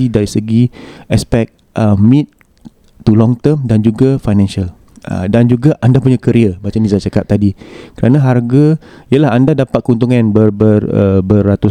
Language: Malay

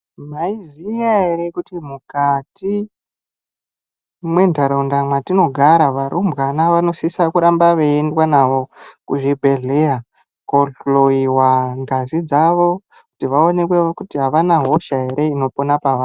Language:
Ndau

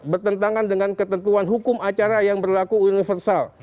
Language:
Indonesian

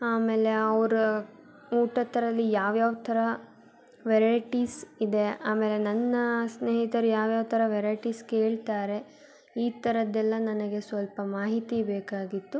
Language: Kannada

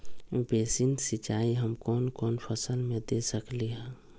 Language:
Magahi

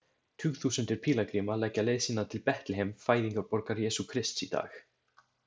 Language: Icelandic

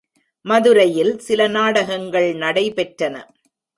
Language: Tamil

